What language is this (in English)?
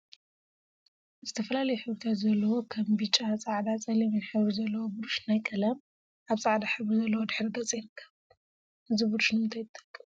Tigrinya